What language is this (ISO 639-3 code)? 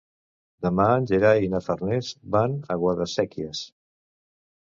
cat